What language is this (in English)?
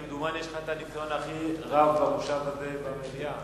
Hebrew